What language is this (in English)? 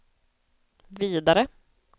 Swedish